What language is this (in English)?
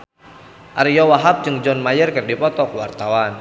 Sundanese